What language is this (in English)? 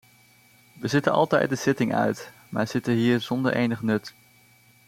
Dutch